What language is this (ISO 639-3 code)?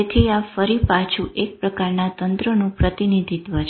guj